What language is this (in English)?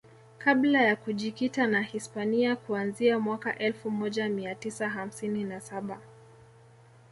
Swahili